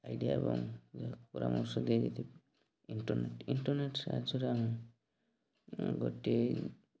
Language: Odia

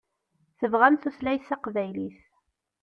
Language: Kabyle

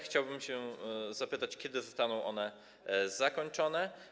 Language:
Polish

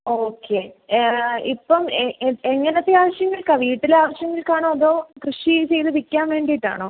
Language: Malayalam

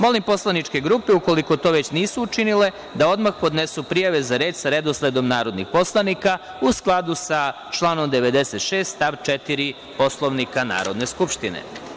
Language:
Serbian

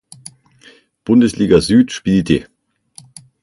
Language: German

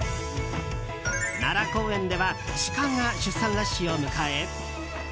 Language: Japanese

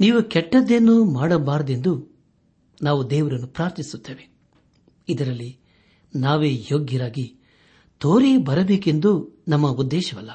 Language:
Kannada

